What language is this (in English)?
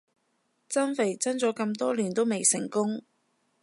Cantonese